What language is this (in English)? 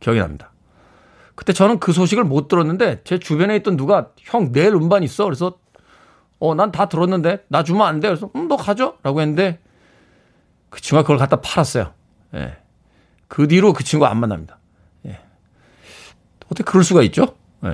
Korean